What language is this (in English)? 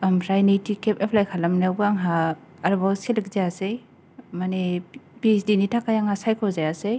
Bodo